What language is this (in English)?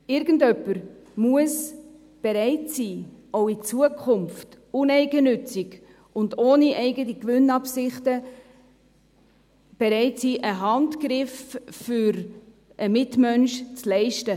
Swiss German